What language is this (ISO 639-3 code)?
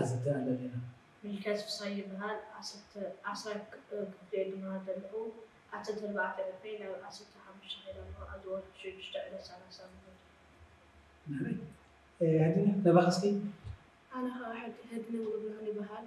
ara